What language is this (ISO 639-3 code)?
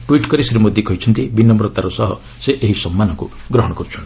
ori